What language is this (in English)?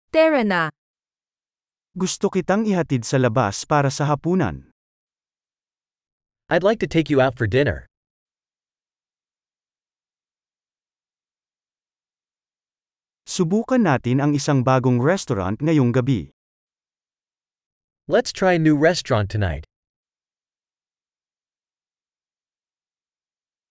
Filipino